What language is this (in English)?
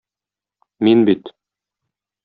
Tatar